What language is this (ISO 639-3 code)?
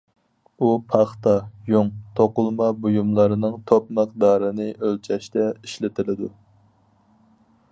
uig